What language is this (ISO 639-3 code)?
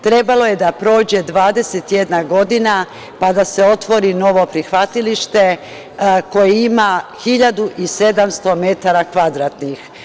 srp